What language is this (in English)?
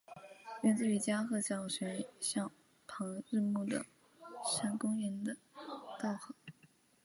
Chinese